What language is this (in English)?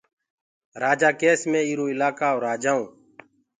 Gurgula